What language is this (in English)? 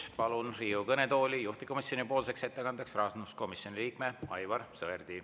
Estonian